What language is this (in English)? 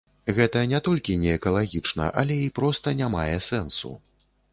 Belarusian